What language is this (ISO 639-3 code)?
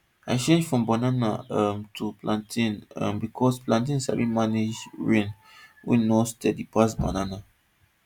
pcm